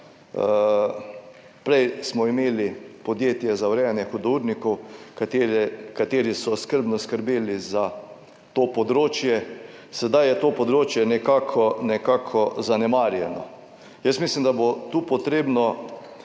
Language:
Slovenian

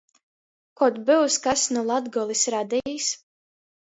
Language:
Latgalian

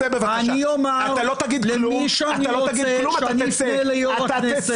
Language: Hebrew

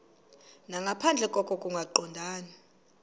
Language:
Xhosa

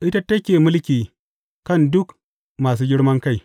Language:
Hausa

